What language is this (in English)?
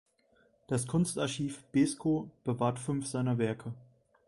German